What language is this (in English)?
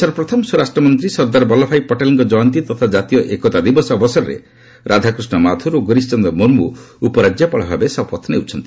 Odia